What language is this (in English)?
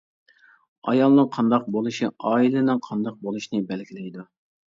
Uyghur